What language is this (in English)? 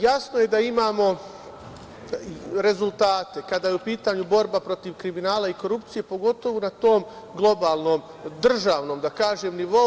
Serbian